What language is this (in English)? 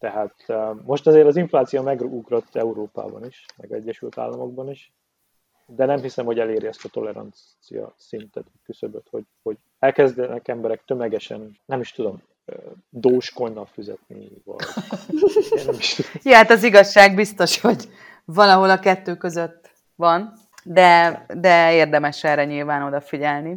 Hungarian